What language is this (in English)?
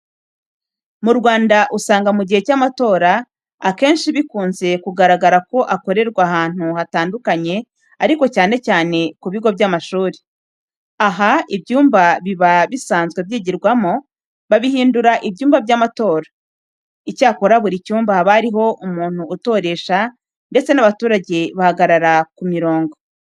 Kinyarwanda